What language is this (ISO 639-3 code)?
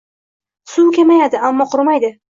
uzb